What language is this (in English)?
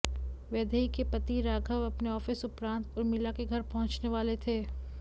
Hindi